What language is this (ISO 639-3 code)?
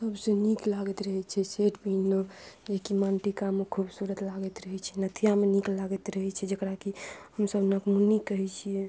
mai